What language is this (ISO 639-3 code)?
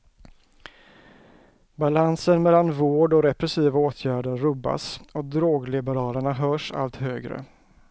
swe